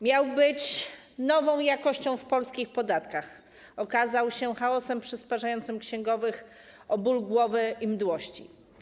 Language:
Polish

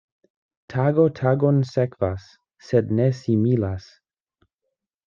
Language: Esperanto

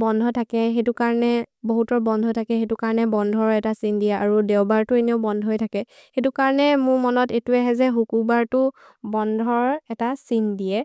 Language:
Maria (India)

